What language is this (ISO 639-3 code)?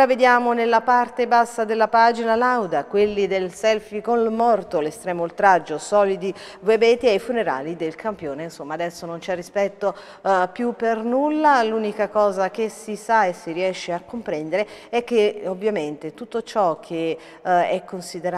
ita